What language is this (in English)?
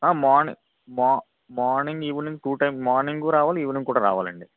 Telugu